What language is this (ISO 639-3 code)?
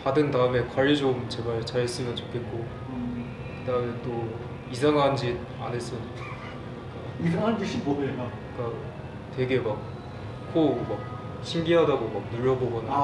kor